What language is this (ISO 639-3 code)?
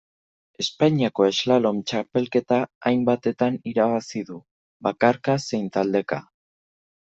eus